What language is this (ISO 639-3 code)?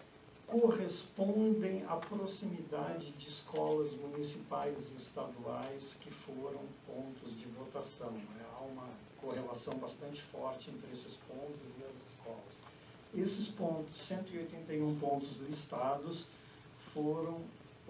por